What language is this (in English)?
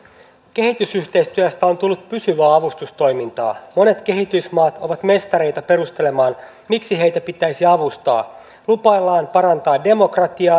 Finnish